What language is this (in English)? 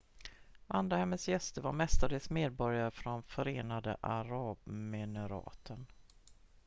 Swedish